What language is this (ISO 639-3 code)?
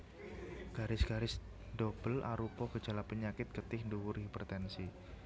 jav